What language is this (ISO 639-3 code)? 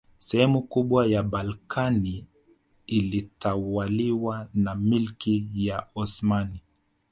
swa